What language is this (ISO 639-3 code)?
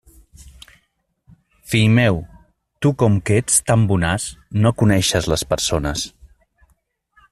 cat